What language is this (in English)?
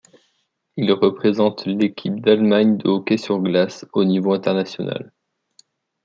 French